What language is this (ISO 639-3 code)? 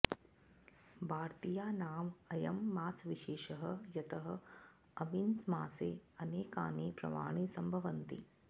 san